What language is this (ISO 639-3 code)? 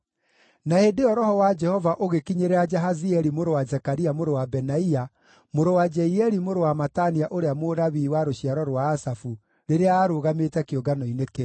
kik